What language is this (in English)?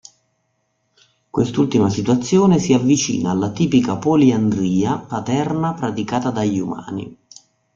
Italian